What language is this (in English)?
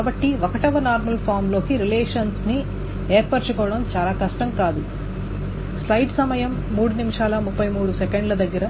Telugu